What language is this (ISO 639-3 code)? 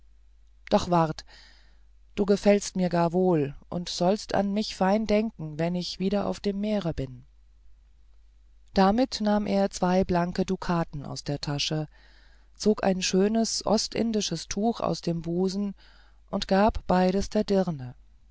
deu